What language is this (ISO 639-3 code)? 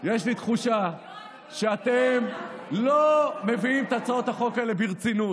heb